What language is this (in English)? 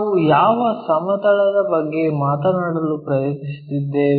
Kannada